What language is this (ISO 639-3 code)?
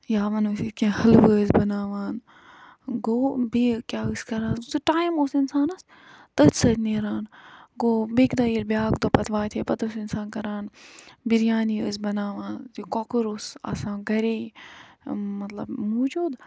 kas